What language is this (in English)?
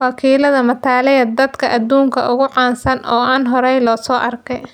Somali